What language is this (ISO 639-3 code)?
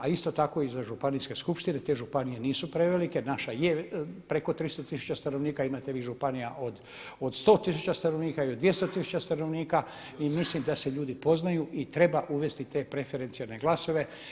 hrv